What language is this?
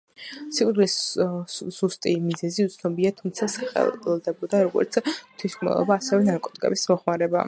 Georgian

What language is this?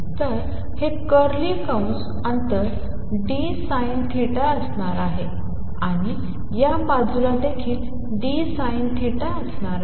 Marathi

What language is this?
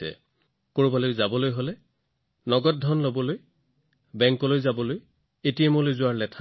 Assamese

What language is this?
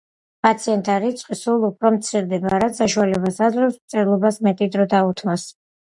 Georgian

